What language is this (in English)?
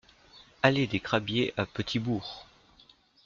French